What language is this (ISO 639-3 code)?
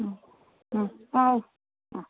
ori